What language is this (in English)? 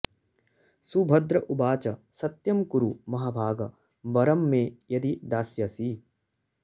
Sanskrit